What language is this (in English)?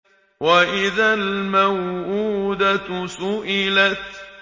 Arabic